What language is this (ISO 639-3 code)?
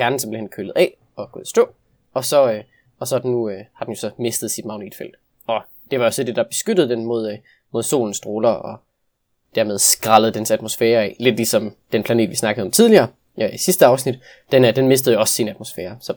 dan